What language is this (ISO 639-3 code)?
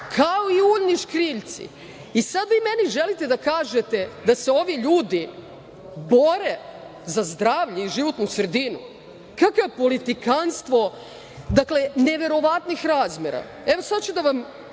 srp